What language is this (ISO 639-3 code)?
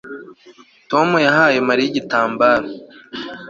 kin